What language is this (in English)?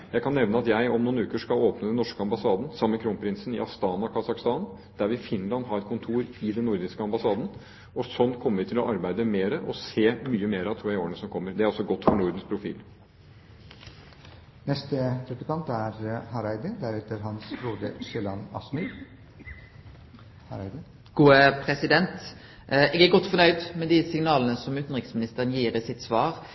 Norwegian